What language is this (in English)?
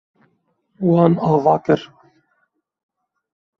Kurdish